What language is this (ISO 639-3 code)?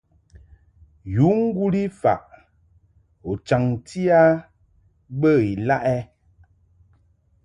mhk